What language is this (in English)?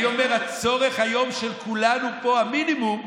Hebrew